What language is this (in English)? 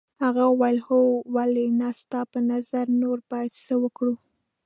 Pashto